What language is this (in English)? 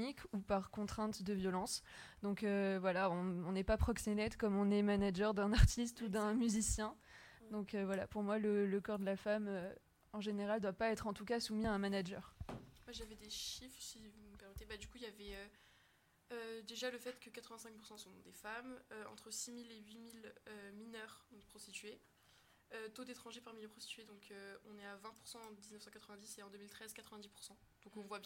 French